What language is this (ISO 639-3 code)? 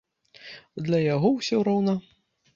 bel